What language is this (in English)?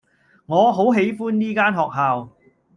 Cantonese